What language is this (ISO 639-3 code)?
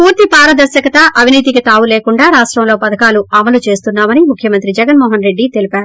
tel